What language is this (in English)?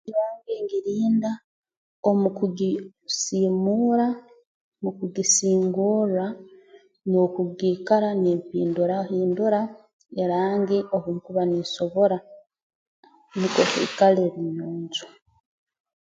Tooro